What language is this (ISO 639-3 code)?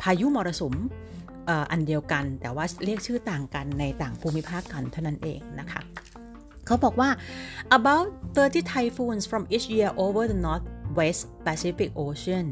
tha